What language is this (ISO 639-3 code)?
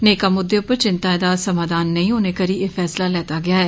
doi